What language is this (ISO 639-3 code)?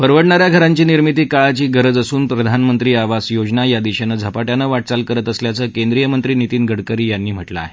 mar